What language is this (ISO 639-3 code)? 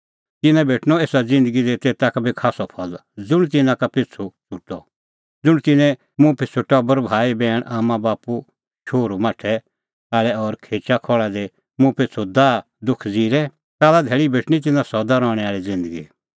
kfx